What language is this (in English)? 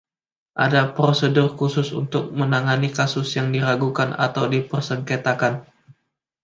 Indonesian